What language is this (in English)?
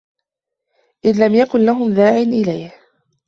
Arabic